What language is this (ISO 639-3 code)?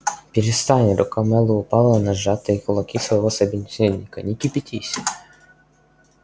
rus